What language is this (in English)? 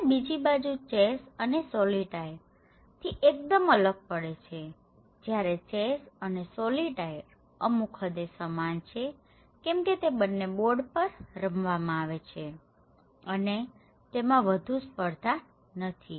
Gujarati